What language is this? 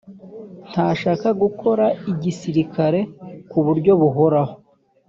Kinyarwanda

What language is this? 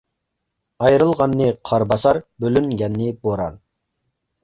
Uyghur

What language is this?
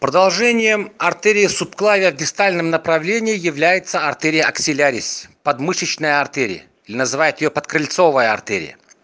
Russian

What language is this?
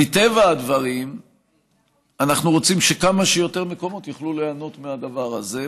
Hebrew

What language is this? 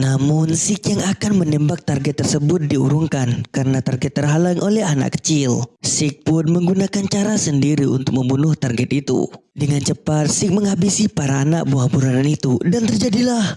Indonesian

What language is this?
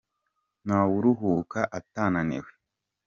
Kinyarwanda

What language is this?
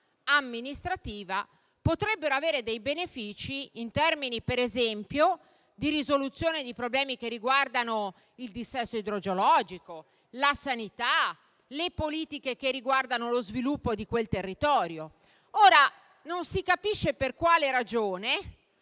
Italian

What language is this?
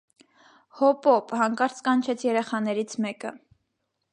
Armenian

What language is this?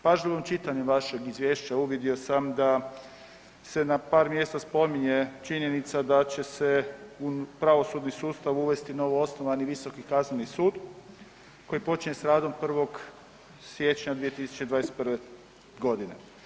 Croatian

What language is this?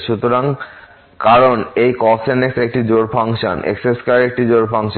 Bangla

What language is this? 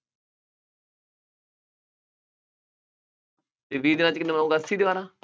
Punjabi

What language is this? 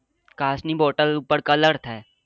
Gujarati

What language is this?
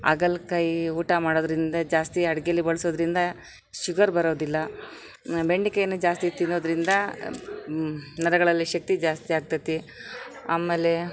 Kannada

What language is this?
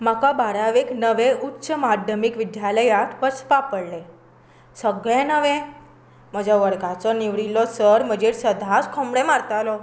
Konkani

